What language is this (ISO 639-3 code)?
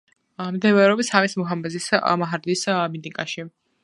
kat